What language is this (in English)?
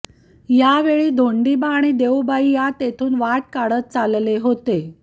Marathi